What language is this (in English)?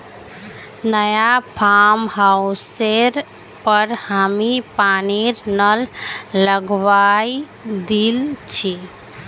Magahi